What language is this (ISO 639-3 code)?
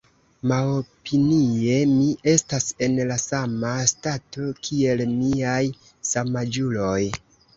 epo